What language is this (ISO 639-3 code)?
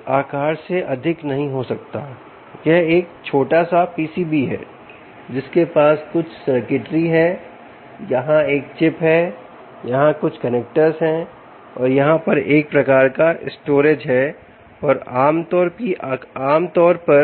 hin